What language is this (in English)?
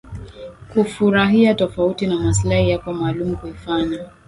Swahili